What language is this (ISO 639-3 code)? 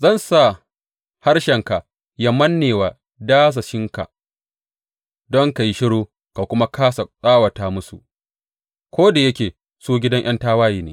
hau